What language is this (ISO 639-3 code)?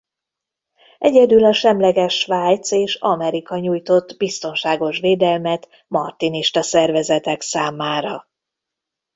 hun